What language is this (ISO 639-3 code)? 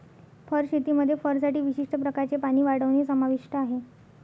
mar